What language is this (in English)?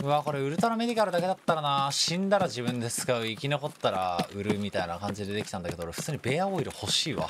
Japanese